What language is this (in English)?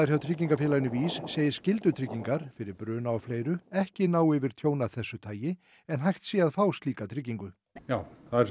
Icelandic